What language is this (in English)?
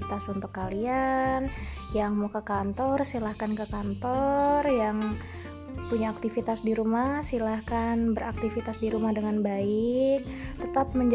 Indonesian